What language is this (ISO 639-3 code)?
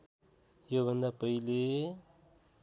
nep